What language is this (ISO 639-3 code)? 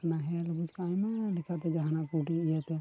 sat